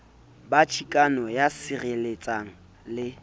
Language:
Southern Sotho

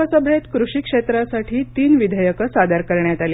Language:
Marathi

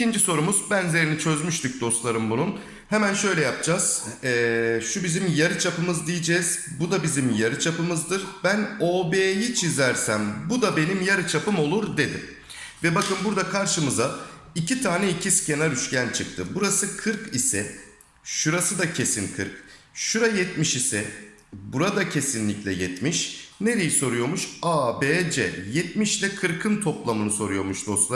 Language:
Turkish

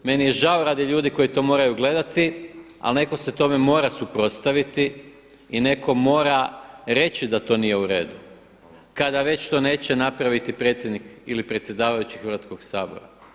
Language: Croatian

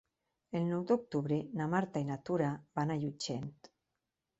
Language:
Catalan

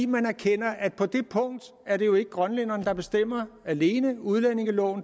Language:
Danish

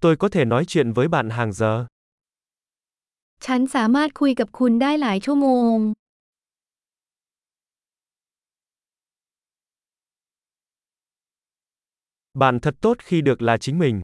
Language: Vietnamese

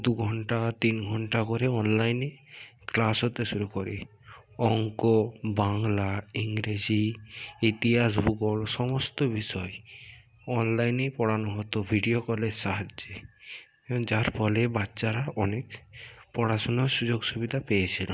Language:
Bangla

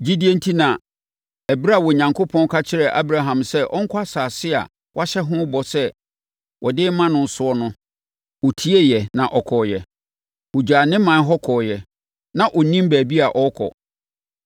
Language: Akan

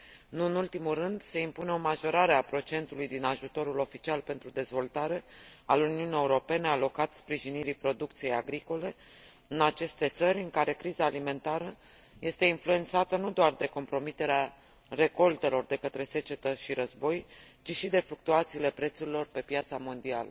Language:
Romanian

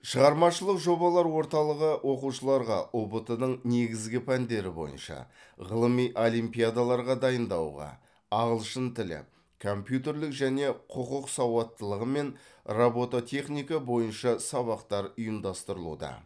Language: Kazakh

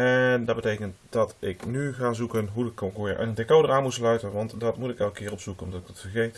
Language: Dutch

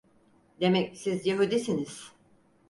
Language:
Turkish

